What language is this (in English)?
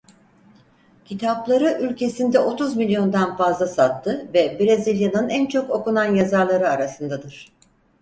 Turkish